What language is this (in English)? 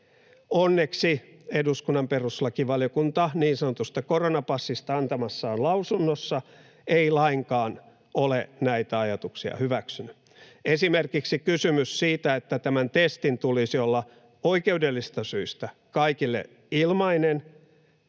Finnish